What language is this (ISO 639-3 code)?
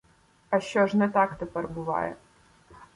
ukr